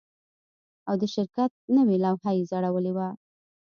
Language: Pashto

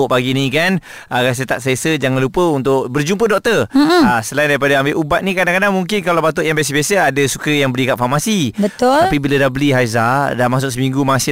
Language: Malay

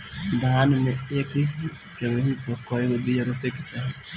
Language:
Bhojpuri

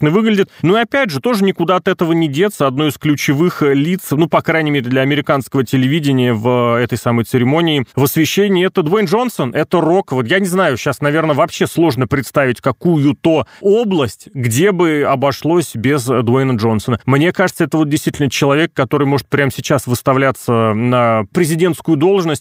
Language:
Russian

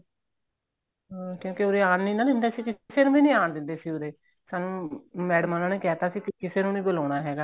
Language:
Punjabi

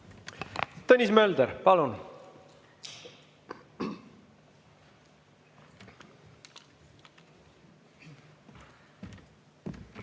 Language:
Estonian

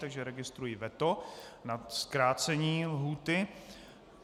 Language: Czech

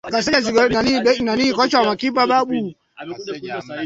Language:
Swahili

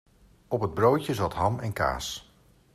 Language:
Dutch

